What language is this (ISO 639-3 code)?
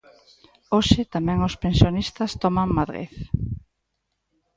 glg